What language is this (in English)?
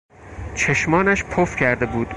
Persian